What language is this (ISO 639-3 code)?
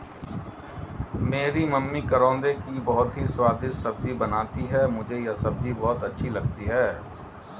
hin